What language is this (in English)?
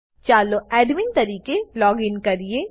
Gujarati